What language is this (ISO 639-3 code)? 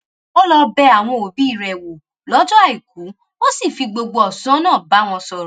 yor